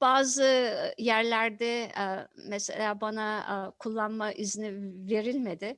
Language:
Turkish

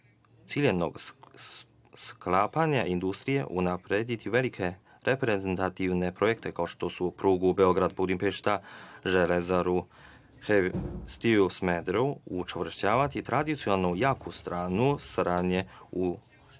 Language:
Serbian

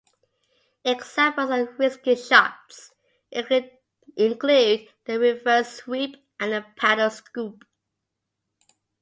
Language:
English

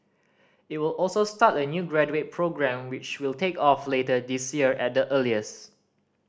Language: English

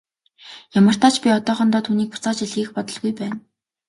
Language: Mongolian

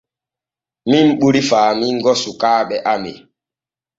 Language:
Borgu Fulfulde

